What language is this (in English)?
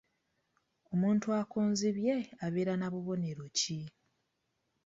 Ganda